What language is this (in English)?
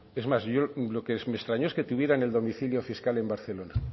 Spanish